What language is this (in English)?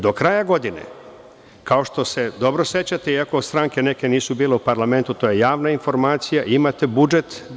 Serbian